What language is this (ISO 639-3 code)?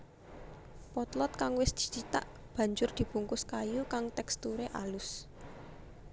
jav